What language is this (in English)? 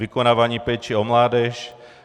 Czech